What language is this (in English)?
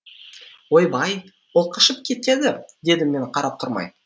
Kazakh